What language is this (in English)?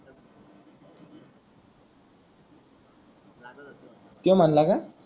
Marathi